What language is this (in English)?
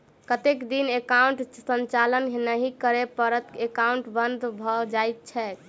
Maithili